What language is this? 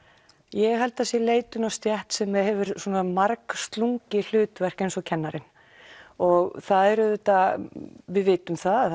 Icelandic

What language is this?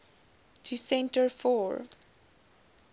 Afrikaans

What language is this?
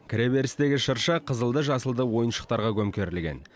Kazakh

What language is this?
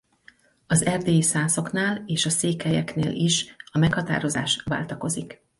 Hungarian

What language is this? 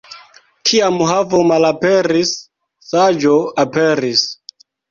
Esperanto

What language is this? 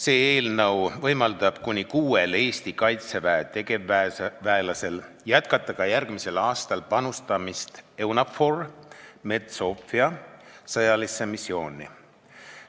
Estonian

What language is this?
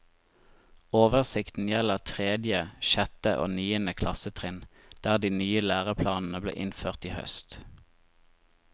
Norwegian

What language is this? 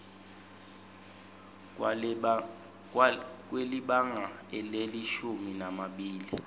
Swati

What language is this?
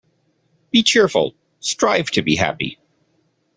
English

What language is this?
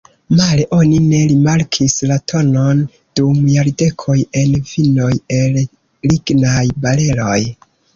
Esperanto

